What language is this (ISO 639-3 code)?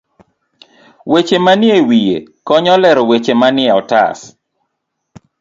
luo